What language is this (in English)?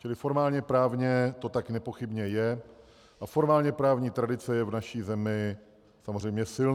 Czech